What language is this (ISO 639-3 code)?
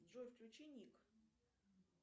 rus